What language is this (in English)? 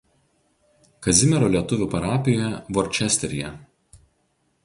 Lithuanian